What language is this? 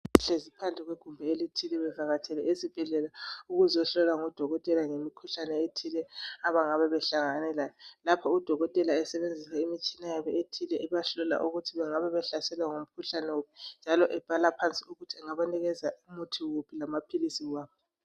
North Ndebele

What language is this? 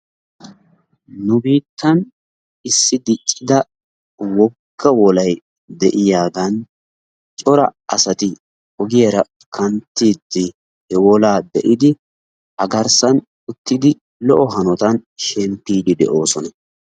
Wolaytta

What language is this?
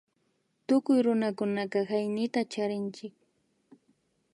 Imbabura Highland Quichua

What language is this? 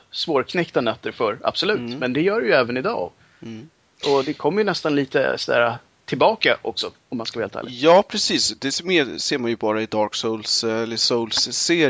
Swedish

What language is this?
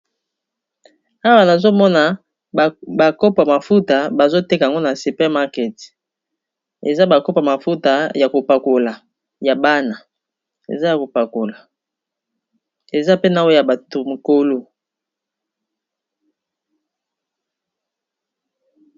Lingala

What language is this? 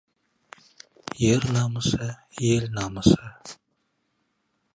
Kazakh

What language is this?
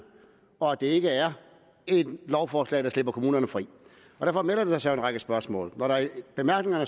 Danish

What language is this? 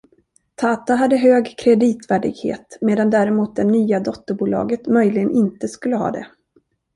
Swedish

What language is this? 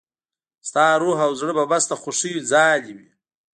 Pashto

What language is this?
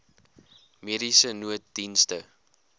Afrikaans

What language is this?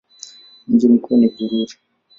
Swahili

